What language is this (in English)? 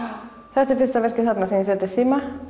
Icelandic